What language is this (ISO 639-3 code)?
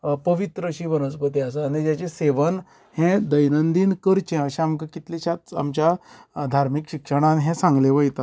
kok